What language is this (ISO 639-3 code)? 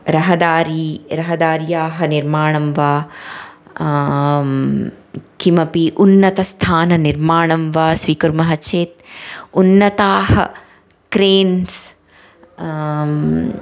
san